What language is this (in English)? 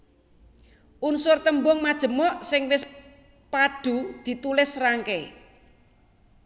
Javanese